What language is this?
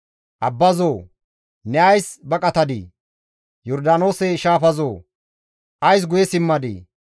Gamo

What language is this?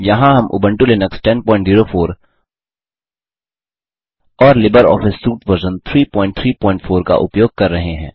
Hindi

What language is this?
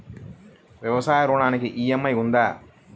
Telugu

